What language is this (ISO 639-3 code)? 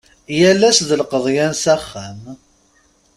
kab